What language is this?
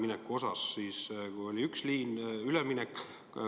Estonian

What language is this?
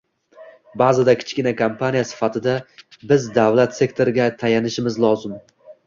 Uzbek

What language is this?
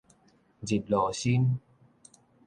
Min Nan Chinese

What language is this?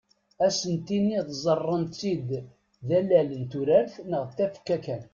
Kabyle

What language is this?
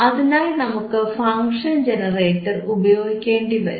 Malayalam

